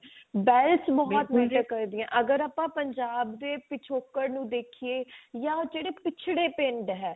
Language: Punjabi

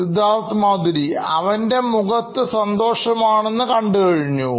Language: Malayalam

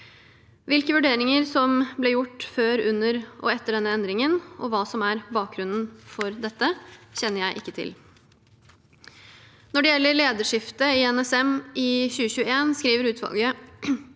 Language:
Norwegian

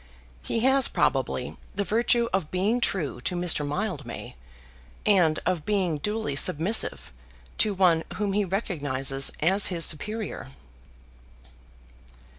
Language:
English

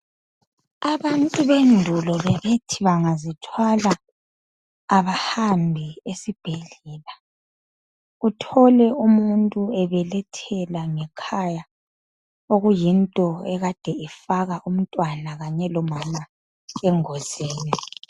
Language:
North Ndebele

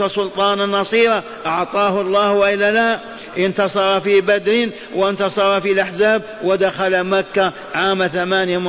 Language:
Arabic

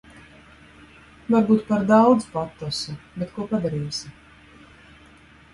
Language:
Latvian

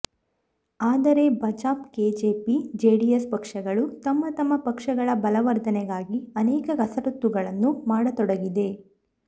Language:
Kannada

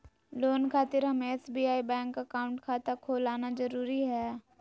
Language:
Magahi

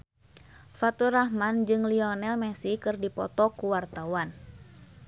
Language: Sundanese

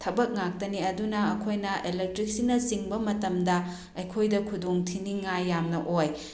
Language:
Manipuri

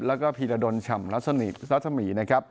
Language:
Thai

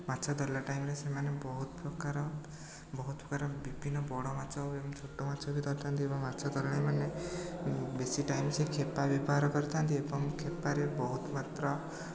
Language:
Odia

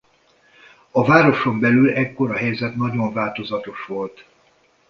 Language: Hungarian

